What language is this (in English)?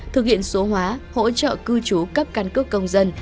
Vietnamese